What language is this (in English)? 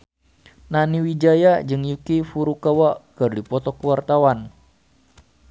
Sundanese